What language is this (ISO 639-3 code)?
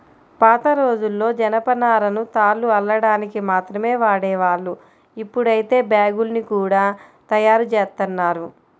tel